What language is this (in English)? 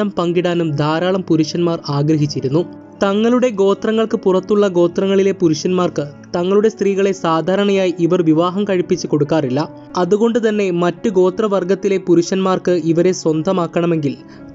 Malayalam